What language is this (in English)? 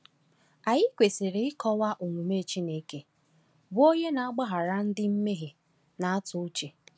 Igbo